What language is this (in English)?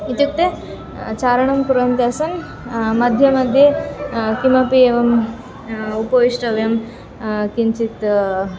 Sanskrit